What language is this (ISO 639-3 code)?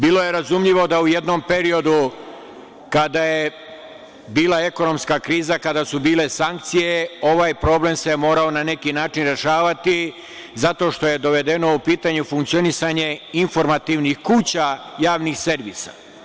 srp